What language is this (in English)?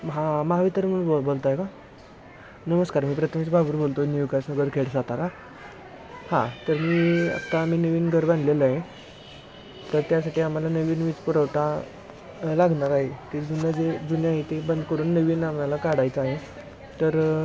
Marathi